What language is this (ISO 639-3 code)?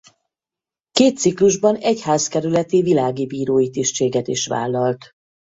hun